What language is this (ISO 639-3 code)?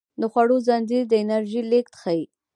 pus